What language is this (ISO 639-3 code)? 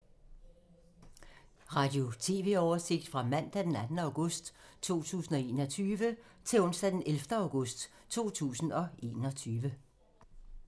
dan